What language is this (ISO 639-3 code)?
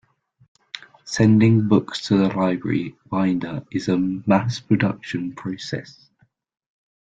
eng